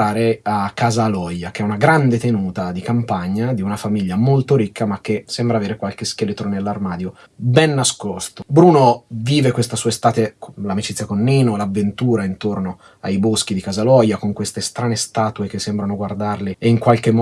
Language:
Italian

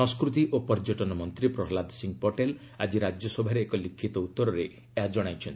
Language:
Odia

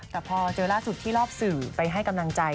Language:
Thai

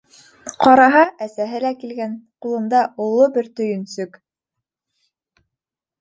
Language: Bashkir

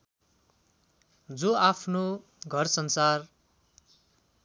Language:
Nepali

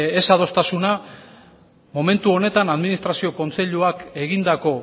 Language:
Basque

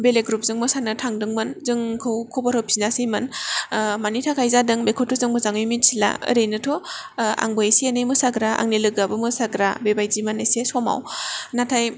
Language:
Bodo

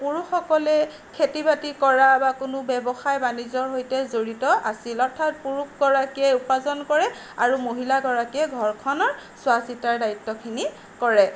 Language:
Assamese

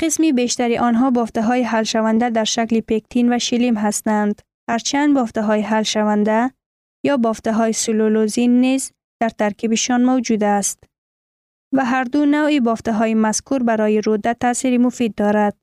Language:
Persian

